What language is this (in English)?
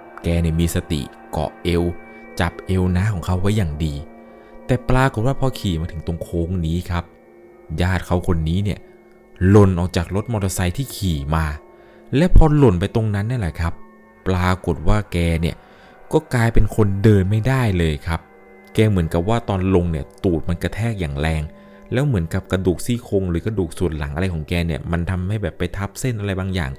Thai